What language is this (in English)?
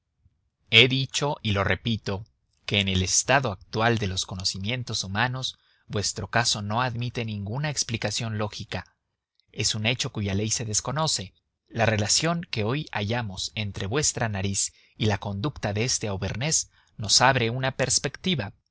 Spanish